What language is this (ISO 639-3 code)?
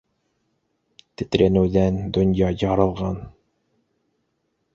bak